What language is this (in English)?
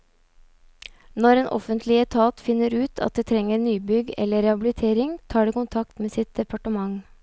Norwegian